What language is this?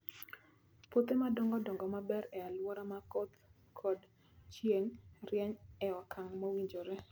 Luo (Kenya and Tanzania)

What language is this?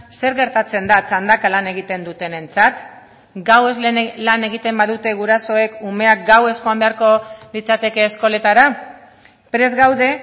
Basque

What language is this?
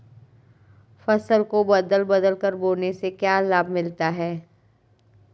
Hindi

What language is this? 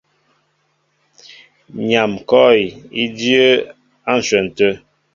Mbo (Cameroon)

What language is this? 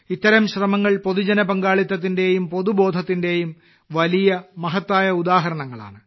Malayalam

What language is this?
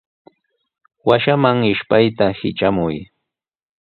Sihuas Ancash Quechua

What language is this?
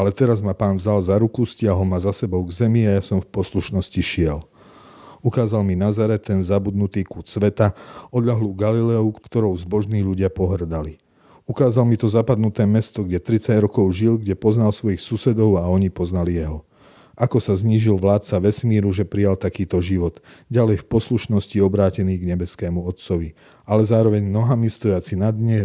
Slovak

